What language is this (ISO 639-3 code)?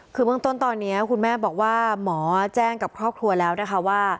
tha